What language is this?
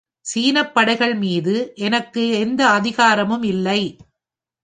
Tamil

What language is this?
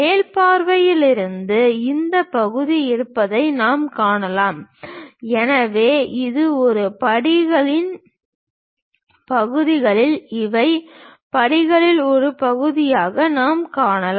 Tamil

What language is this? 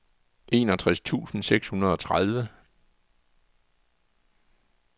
Danish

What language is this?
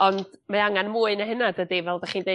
Welsh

